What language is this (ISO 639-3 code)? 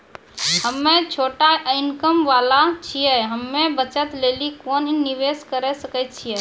mai